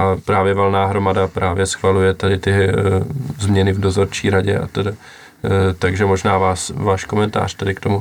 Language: Czech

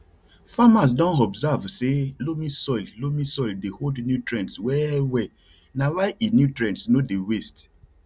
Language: Nigerian Pidgin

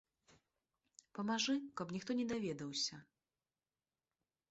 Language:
Belarusian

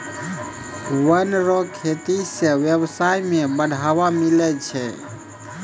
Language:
Maithili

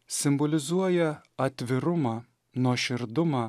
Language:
Lithuanian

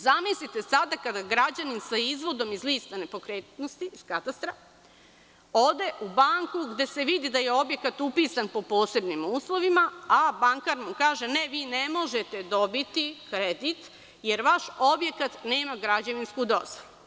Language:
Serbian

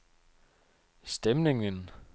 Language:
Danish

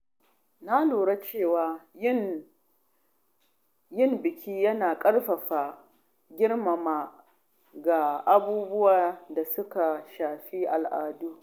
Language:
Hausa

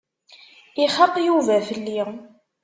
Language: Kabyle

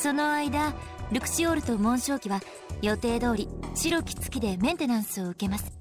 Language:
Japanese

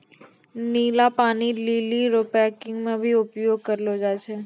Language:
Maithili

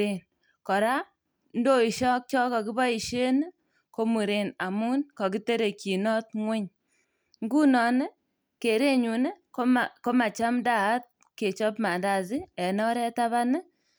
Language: Kalenjin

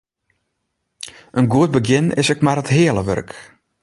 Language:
Western Frisian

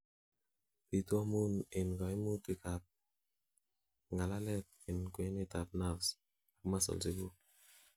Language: Kalenjin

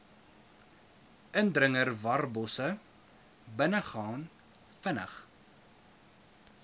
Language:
Afrikaans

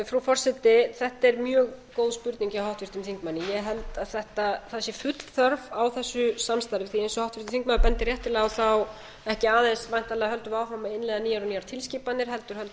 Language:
Icelandic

